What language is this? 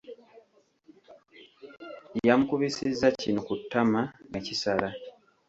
Ganda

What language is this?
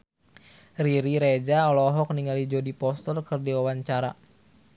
Sundanese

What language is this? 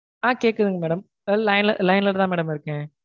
Tamil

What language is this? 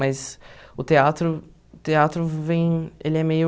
Portuguese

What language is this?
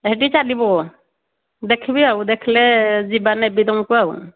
Odia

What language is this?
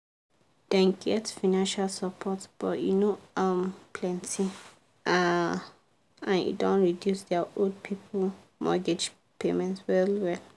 Nigerian Pidgin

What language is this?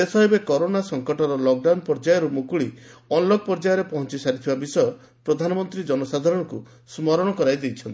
Odia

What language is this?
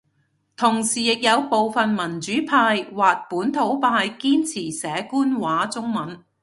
Cantonese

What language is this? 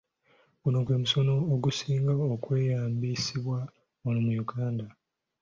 Ganda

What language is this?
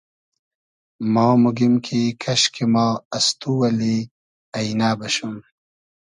Hazaragi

